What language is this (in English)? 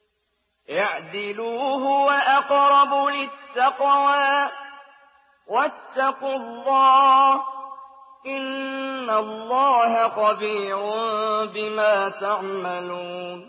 Arabic